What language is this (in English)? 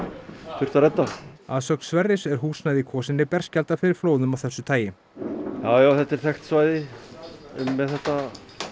Icelandic